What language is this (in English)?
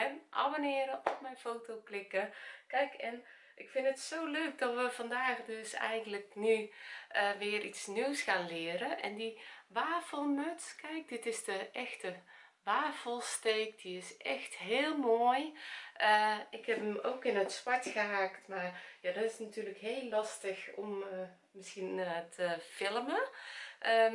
Dutch